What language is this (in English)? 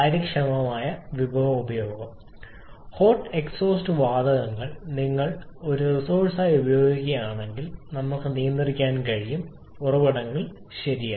Malayalam